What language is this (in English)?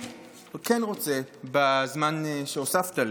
Hebrew